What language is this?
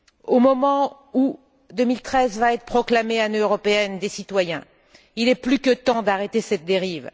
French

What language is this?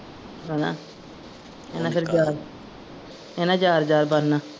Punjabi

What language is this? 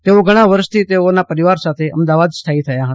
Gujarati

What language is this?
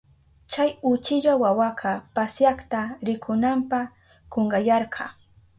Southern Pastaza Quechua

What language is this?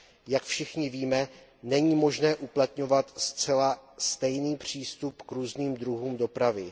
Czech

